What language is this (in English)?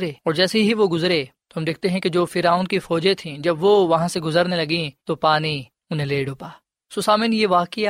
Urdu